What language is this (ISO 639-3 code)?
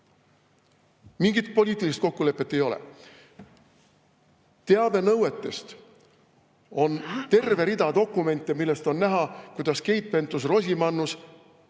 est